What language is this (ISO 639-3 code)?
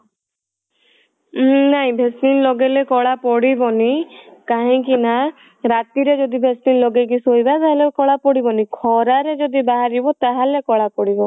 ori